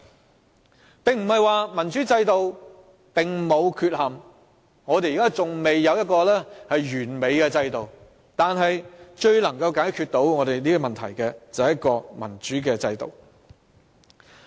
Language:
Cantonese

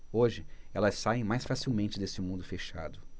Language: Portuguese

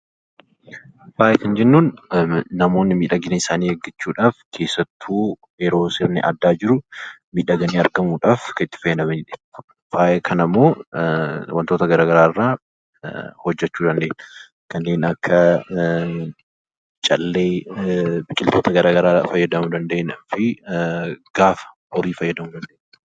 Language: Oromo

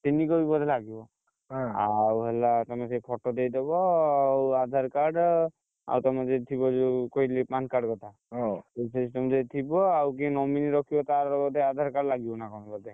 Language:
Odia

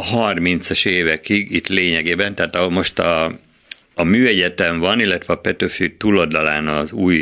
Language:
Hungarian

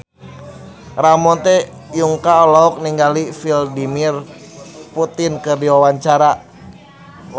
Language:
Sundanese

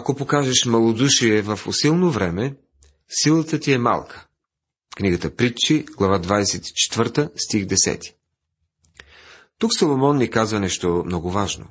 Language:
Bulgarian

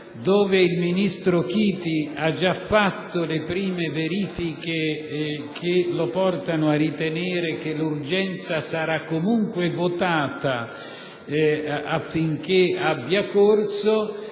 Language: Italian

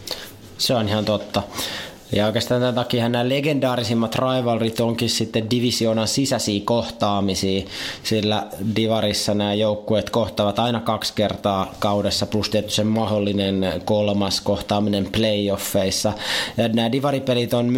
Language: Finnish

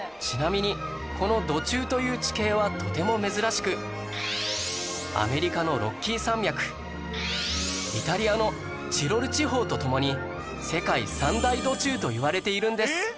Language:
Japanese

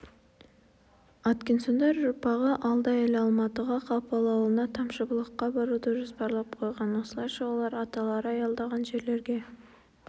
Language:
Kazakh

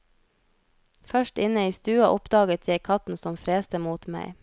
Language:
Norwegian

